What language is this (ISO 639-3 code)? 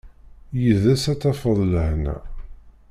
kab